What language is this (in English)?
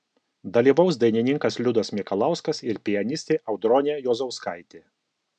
Lithuanian